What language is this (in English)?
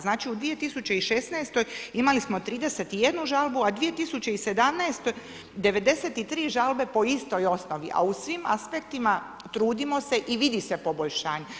Croatian